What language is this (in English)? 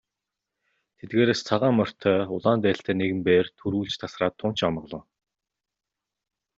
Mongolian